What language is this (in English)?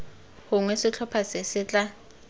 Tswana